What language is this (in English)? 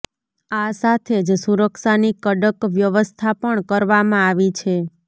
Gujarati